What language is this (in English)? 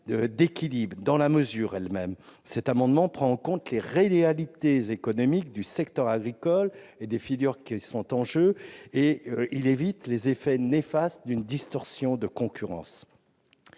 French